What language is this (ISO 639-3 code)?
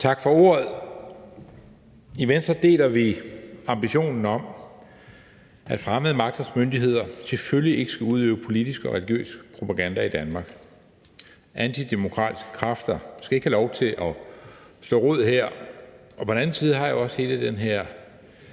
dan